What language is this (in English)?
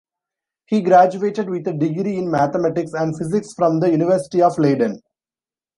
English